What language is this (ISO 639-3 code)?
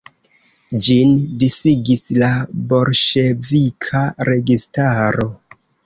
epo